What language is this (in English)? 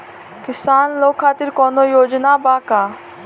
Bhojpuri